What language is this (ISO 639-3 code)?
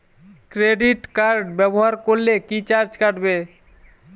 ben